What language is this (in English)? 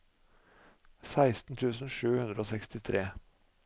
Norwegian